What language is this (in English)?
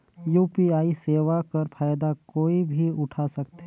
Chhattisgarhi